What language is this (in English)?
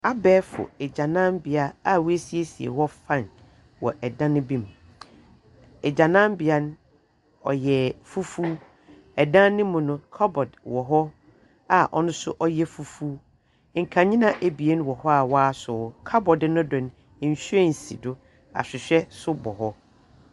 Akan